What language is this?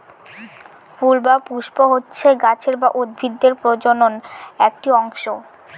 Bangla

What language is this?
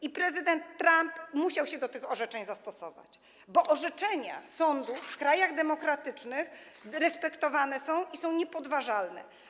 Polish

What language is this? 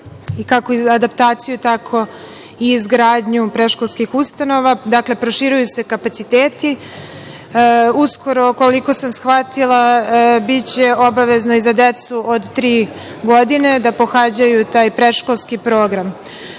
Serbian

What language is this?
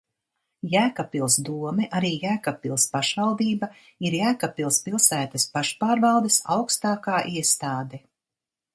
Latvian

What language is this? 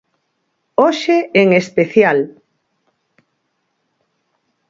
Galician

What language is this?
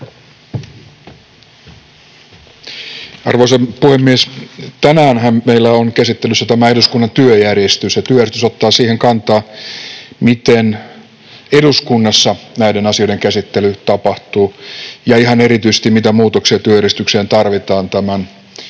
Finnish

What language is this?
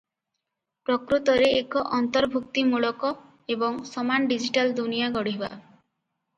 Odia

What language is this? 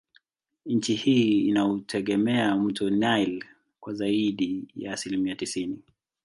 Swahili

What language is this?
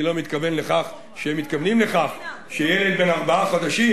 Hebrew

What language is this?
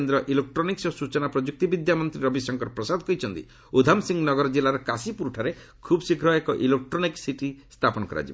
Odia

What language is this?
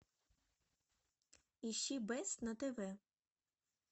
Russian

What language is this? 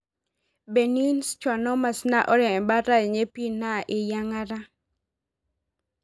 Masai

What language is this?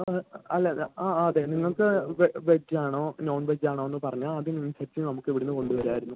Malayalam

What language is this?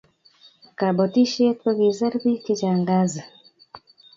Kalenjin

